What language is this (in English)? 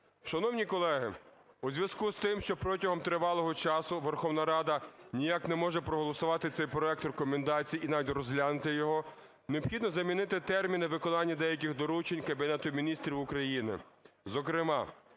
Ukrainian